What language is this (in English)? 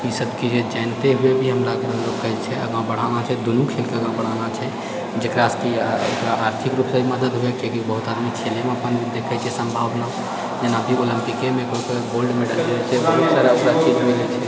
Maithili